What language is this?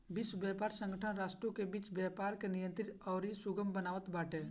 Bhojpuri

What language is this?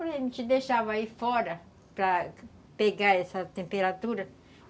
Portuguese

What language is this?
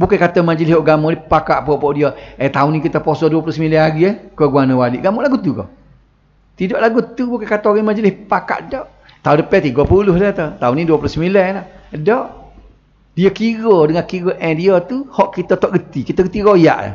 Malay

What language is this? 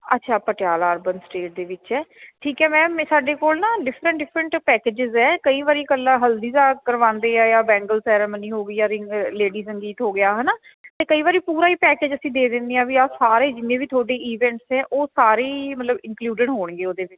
Punjabi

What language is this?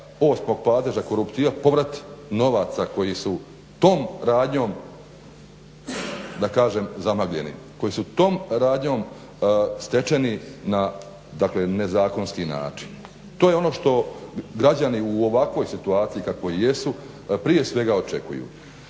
Croatian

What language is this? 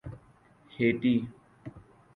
Urdu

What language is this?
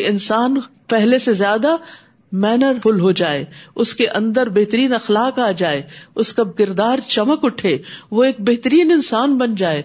Urdu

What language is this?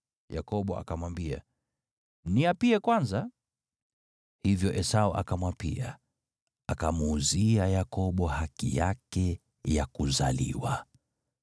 Swahili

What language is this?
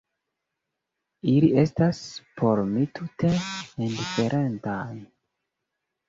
Esperanto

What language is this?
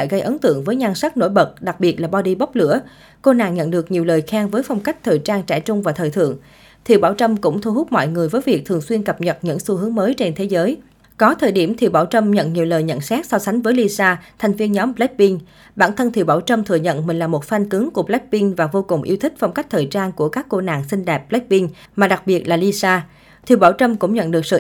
Vietnamese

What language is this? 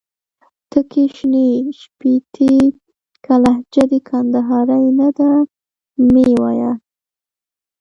Pashto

